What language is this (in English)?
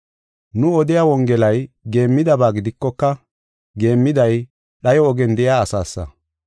Gofa